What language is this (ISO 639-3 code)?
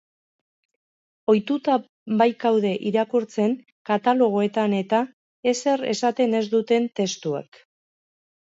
eus